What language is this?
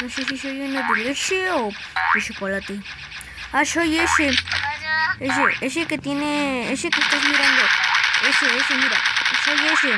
Spanish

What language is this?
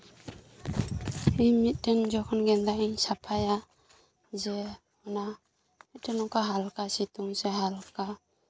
Santali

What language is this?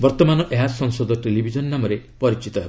Odia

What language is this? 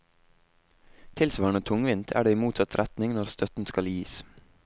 Norwegian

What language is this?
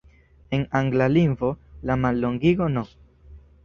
Esperanto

